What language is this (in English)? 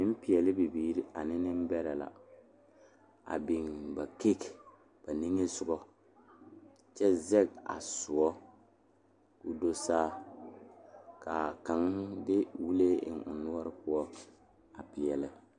Southern Dagaare